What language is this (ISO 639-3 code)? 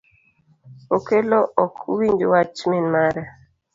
luo